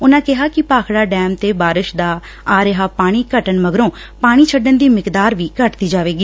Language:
Punjabi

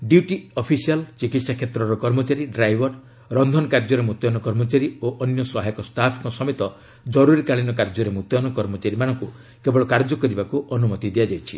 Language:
Odia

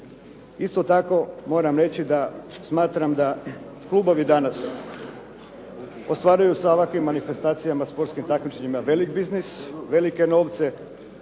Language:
Croatian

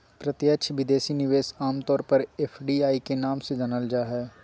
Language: Magahi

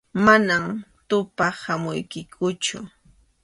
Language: Arequipa-La Unión Quechua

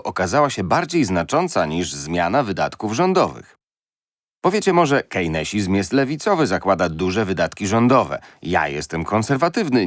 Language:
Polish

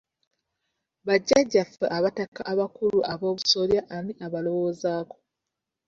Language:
Ganda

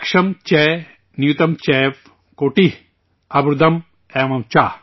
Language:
Urdu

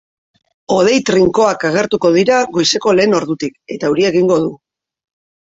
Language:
Basque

